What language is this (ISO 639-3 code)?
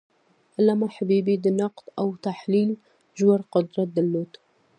pus